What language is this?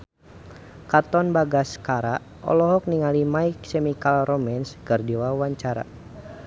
Sundanese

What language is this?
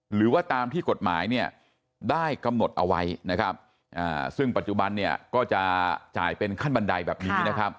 Thai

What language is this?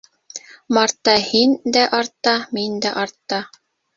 Bashkir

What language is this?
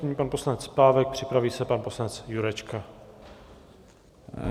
Czech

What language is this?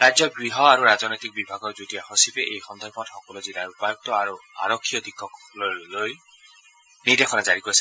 Assamese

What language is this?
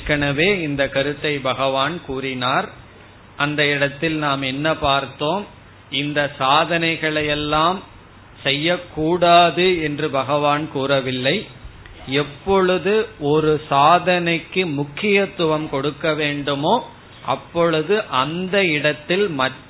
Tamil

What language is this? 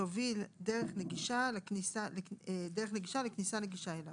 Hebrew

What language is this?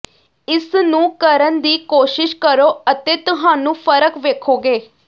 Punjabi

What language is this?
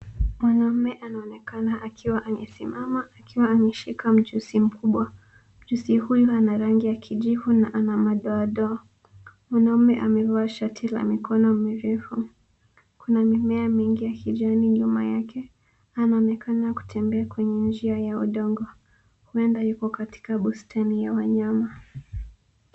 Swahili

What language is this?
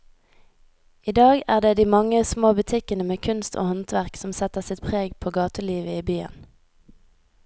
Norwegian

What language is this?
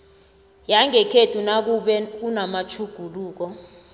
South Ndebele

